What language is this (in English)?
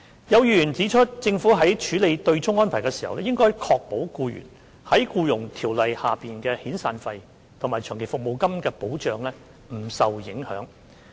Cantonese